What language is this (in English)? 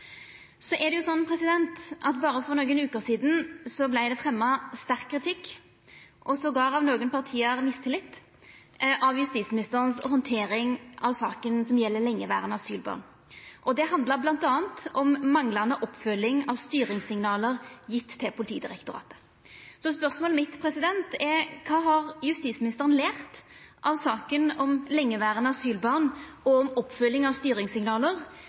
Norwegian Nynorsk